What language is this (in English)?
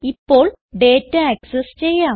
Malayalam